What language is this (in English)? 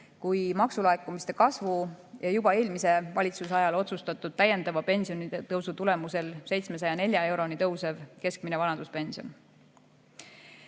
Estonian